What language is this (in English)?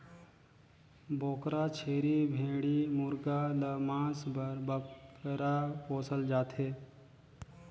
Chhattisgarhi